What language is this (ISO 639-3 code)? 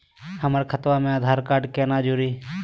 mag